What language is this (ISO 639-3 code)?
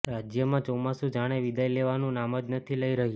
guj